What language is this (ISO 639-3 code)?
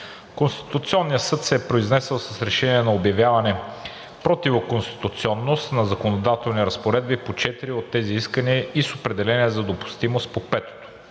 bul